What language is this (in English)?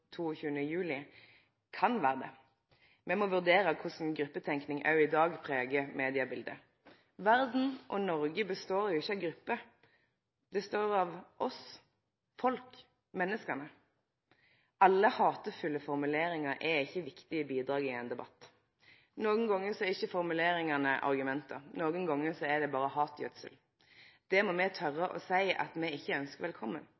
Norwegian Nynorsk